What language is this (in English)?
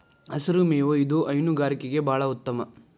Kannada